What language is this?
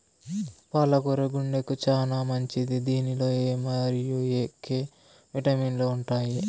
Telugu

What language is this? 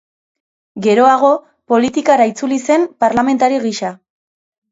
Basque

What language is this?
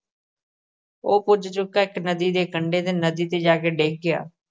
Punjabi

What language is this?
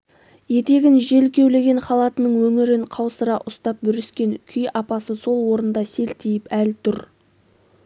Kazakh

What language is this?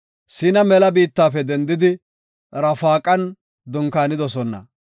Gofa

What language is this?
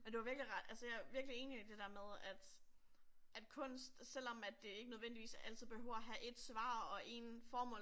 Danish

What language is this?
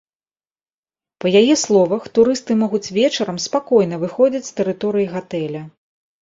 Belarusian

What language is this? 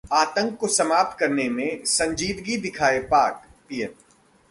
Hindi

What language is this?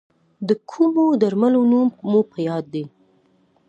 Pashto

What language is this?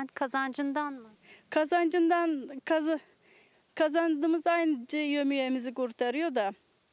Turkish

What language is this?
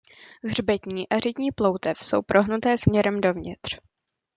Czech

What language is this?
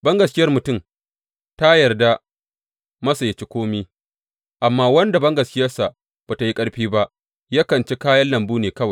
Hausa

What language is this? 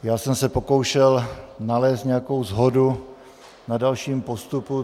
Czech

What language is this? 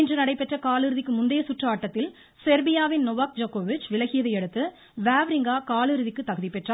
Tamil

